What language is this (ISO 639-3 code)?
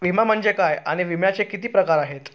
mar